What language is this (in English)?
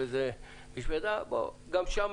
Hebrew